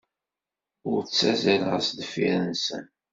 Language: Kabyle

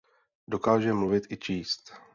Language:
Czech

